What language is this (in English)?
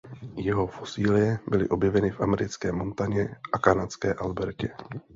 Czech